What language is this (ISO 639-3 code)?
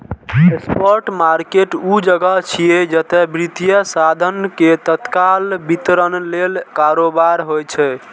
mai